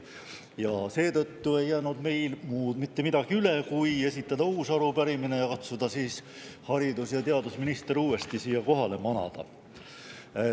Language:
Estonian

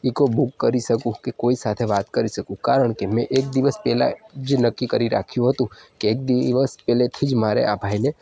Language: Gujarati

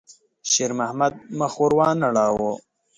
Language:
Pashto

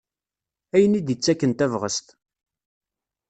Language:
Kabyle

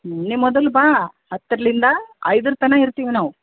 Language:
Kannada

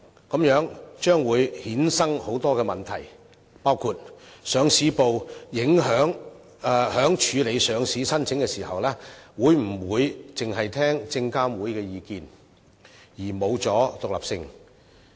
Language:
Cantonese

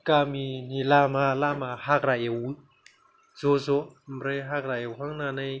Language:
Bodo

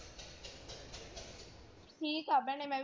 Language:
Punjabi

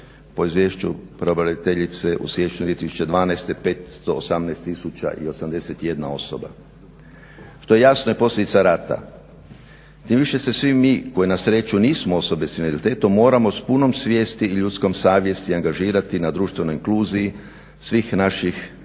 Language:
Croatian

